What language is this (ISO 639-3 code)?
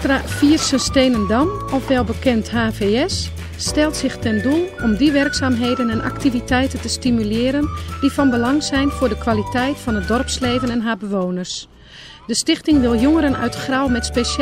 nld